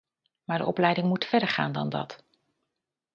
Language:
Dutch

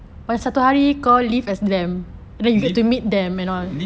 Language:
English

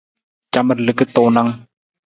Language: Nawdm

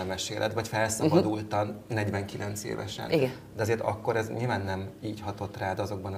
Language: Hungarian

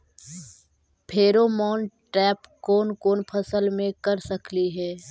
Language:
Magahi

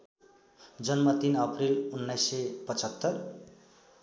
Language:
Nepali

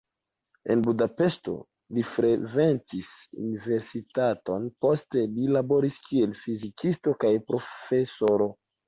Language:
Esperanto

